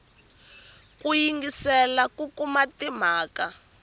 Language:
Tsonga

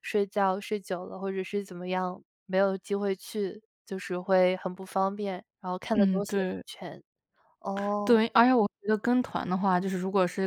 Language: Chinese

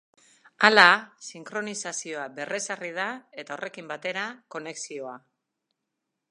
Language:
Basque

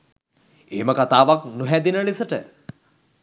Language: Sinhala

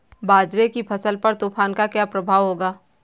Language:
Hindi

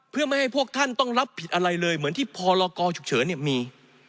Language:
Thai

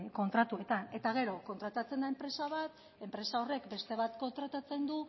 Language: Basque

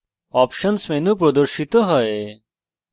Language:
Bangla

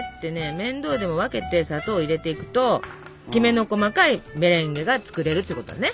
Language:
Japanese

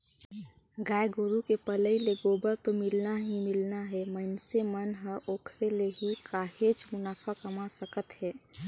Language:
Chhattisgarhi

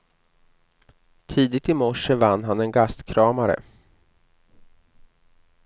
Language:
Swedish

